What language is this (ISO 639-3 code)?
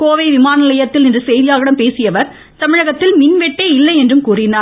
tam